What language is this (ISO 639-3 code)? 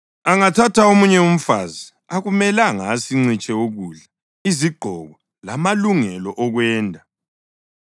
nde